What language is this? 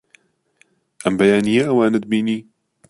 Central Kurdish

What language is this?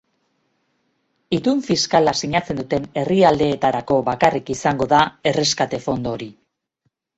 Basque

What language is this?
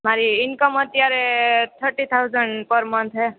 Gujarati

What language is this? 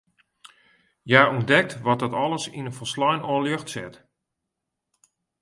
Western Frisian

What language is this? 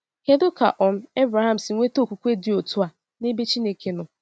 Igbo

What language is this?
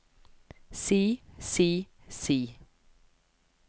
Norwegian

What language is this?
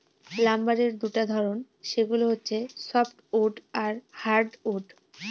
Bangla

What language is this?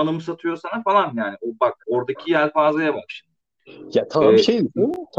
Turkish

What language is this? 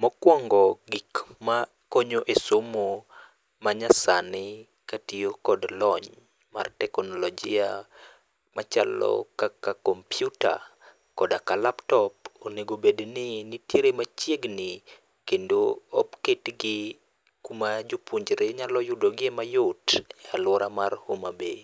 Luo (Kenya and Tanzania)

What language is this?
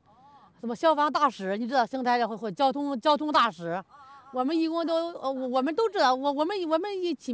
Chinese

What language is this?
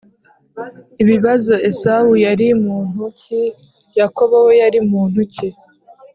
Kinyarwanda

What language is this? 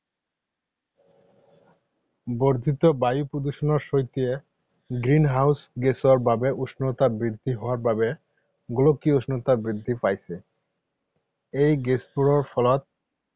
Assamese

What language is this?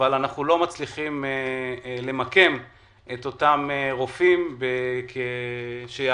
Hebrew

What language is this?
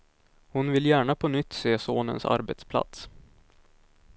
Swedish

